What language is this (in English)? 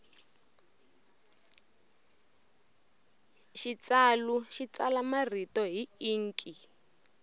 Tsonga